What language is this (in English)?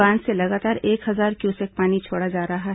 Hindi